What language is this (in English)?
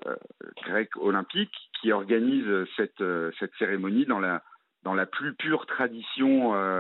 French